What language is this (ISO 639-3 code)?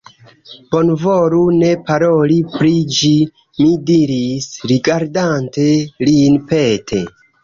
epo